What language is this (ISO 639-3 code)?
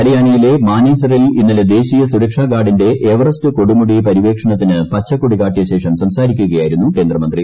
mal